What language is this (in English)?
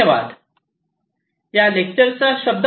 Marathi